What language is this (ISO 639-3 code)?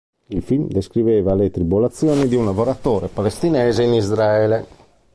ita